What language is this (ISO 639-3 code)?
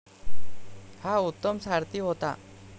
mar